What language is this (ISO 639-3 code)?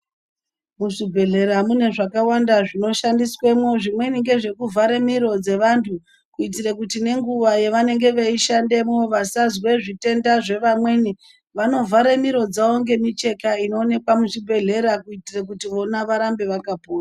ndc